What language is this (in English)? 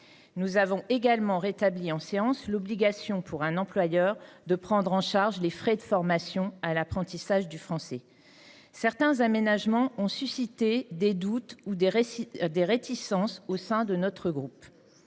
French